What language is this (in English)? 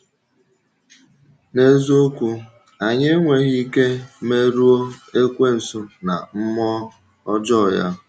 Igbo